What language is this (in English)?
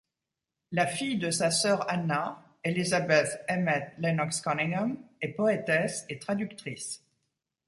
French